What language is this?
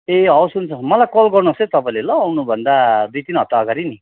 Nepali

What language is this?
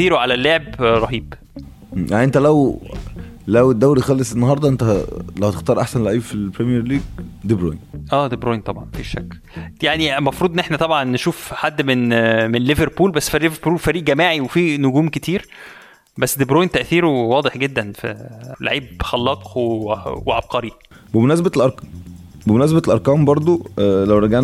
Arabic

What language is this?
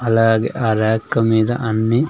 Telugu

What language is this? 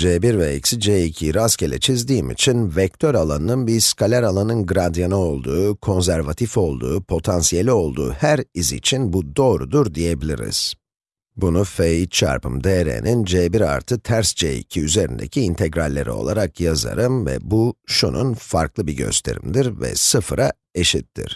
Turkish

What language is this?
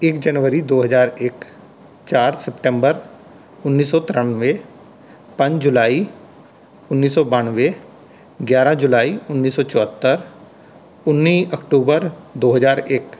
Punjabi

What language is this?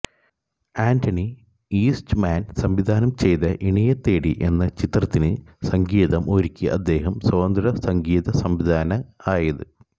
Malayalam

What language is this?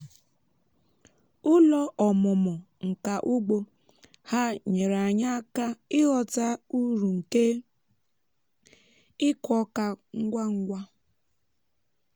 Igbo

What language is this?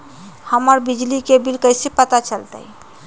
Magahi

